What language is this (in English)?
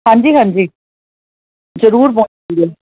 Punjabi